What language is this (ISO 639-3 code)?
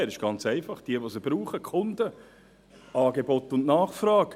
gsw